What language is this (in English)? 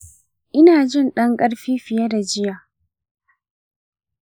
Hausa